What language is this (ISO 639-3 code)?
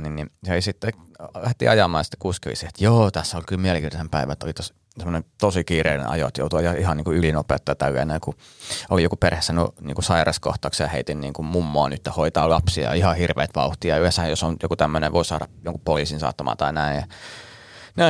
fin